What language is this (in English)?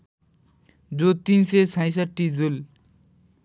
Nepali